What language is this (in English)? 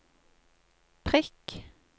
Norwegian